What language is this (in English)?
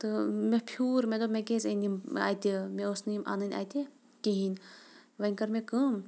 Kashmiri